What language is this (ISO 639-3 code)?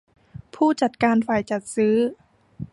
tha